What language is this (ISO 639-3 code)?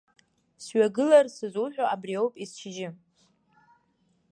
abk